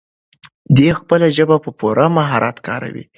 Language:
Pashto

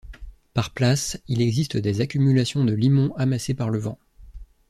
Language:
French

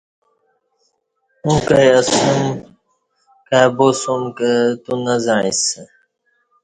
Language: Kati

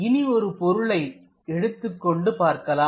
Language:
Tamil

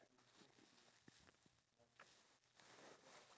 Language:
English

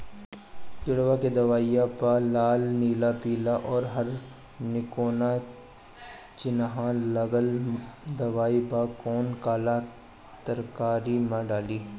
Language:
Bhojpuri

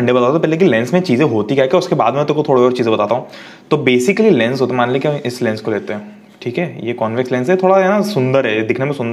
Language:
Hindi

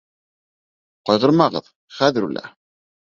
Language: Bashkir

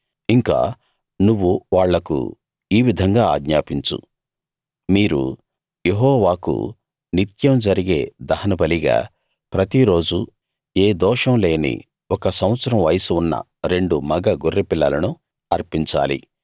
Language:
Telugu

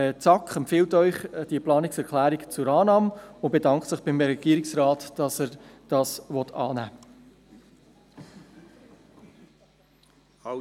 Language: Swiss German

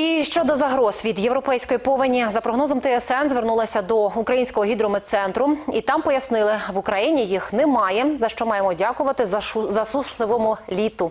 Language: Ukrainian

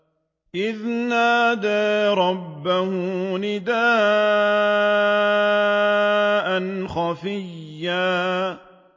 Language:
Arabic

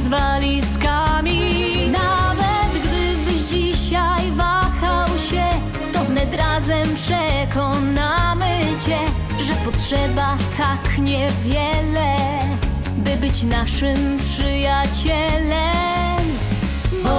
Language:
Polish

